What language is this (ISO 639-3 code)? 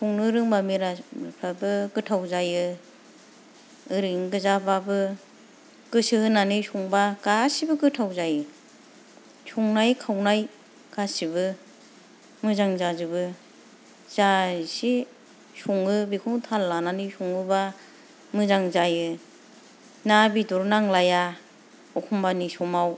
brx